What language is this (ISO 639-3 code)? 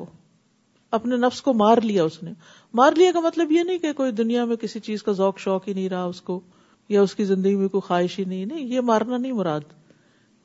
urd